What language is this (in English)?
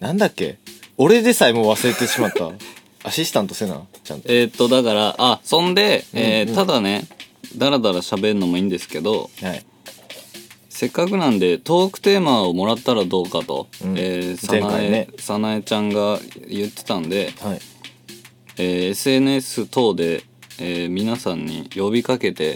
Japanese